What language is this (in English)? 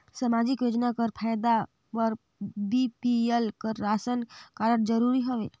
Chhattisgarhi